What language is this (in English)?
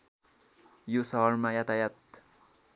Nepali